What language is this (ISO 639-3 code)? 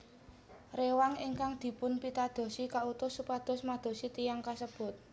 jav